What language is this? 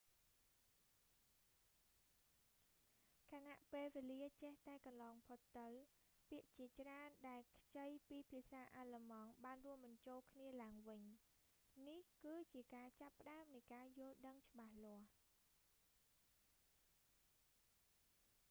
Khmer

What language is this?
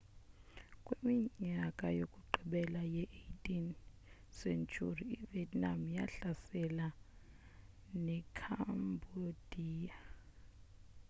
Xhosa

